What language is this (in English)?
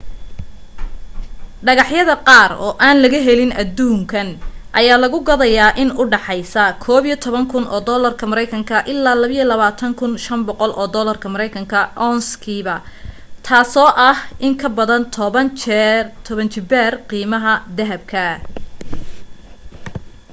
Somali